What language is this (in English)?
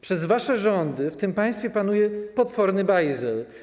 Polish